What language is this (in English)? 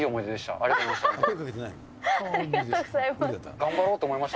Japanese